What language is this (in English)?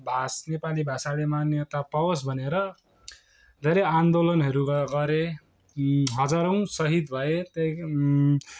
Nepali